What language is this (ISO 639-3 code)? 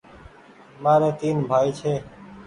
gig